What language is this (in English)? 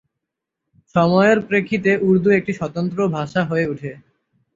Bangla